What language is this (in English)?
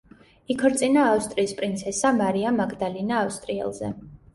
Georgian